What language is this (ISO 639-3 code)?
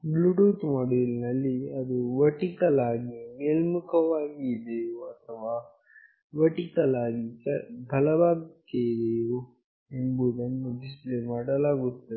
kan